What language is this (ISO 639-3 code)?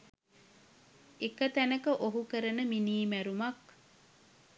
sin